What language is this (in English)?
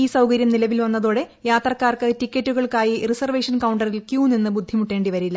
Malayalam